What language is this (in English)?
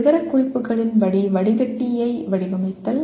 Tamil